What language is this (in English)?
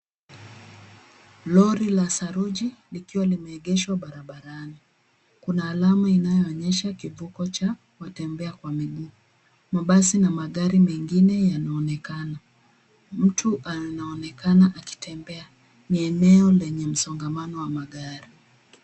Swahili